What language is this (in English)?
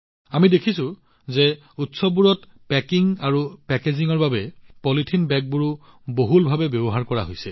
Assamese